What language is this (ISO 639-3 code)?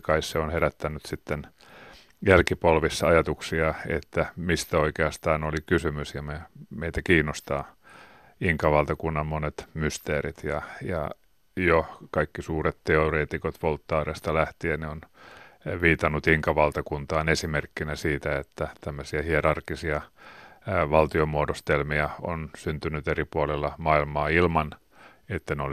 fin